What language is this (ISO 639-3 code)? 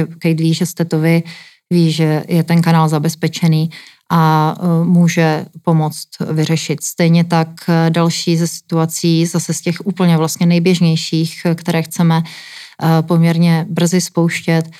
ces